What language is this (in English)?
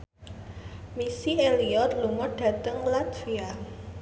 Javanese